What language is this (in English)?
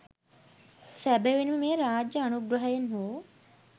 Sinhala